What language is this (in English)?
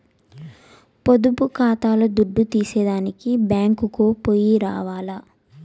Telugu